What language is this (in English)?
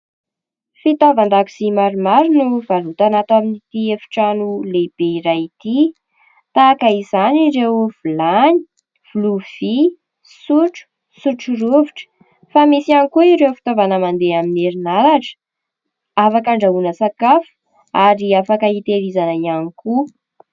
Malagasy